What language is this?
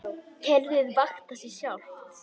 Icelandic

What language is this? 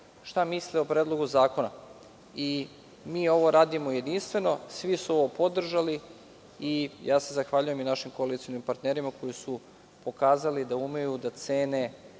Serbian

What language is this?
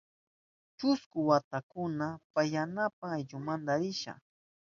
Southern Pastaza Quechua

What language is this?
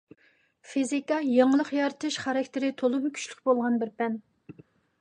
Uyghur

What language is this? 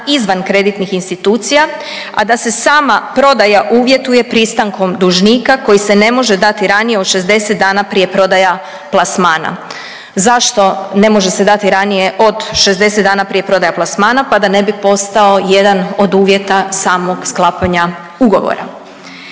Croatian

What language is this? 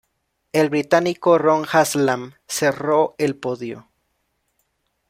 Spanish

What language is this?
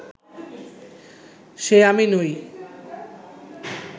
Bangla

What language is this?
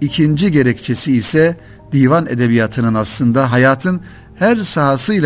Turkish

